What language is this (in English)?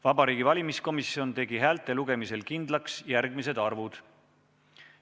Estonian